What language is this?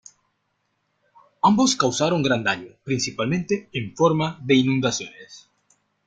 Spanish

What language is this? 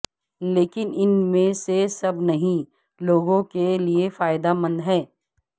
Urdu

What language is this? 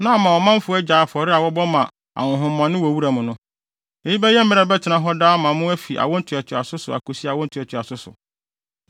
Akan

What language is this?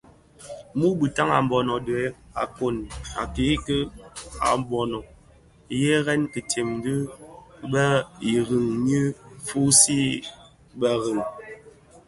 Bafia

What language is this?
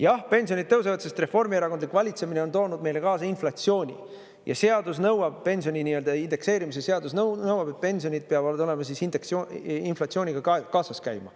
Estonian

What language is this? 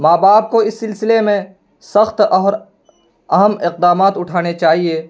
Urdu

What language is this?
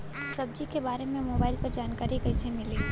Bhojpuri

